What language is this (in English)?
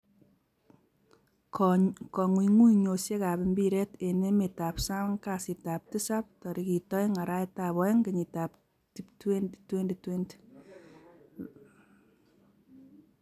Kalenjin